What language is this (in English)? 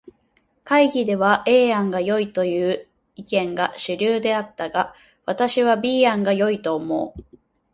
Japanese